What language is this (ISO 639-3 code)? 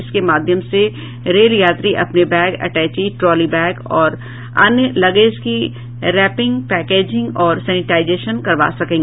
hin